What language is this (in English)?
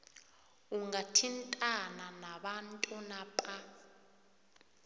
South Ndebele